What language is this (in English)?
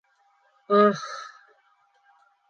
Bashkir